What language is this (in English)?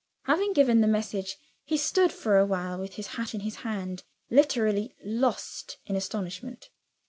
English